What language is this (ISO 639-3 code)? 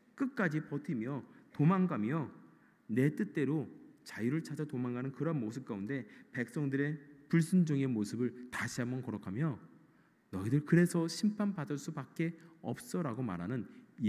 kor